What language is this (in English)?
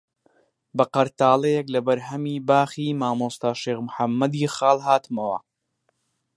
Central Kurdish